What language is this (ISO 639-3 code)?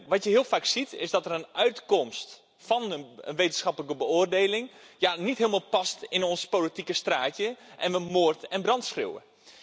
nld